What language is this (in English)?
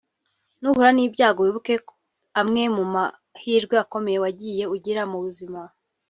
Kinyarwanda